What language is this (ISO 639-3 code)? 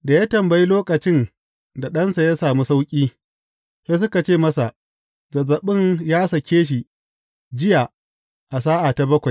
hau